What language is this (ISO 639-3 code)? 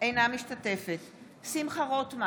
heb